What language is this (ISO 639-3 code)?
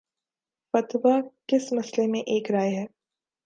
urd